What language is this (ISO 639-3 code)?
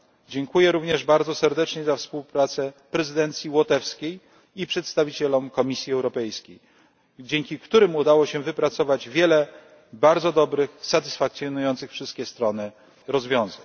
pol